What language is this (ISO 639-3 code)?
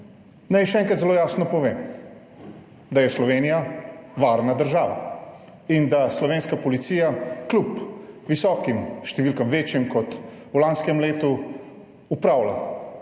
slv